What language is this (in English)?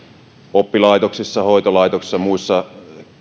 Finnish